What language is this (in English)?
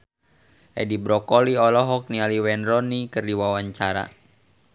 Sundanese